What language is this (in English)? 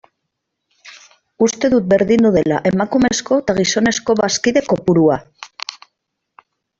Basque